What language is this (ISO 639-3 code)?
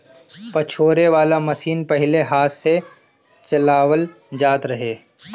bho